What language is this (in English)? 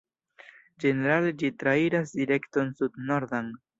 Esperanto